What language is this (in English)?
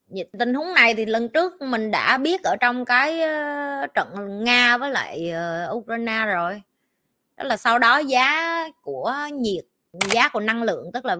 Vietnamese